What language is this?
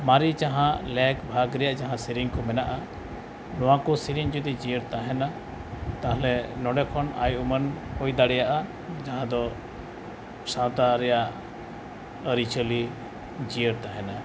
Santali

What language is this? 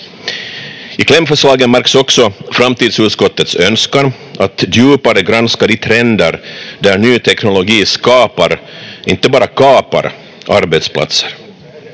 Finnish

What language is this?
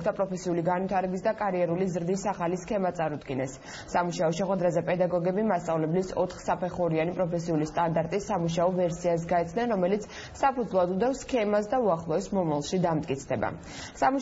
Romanian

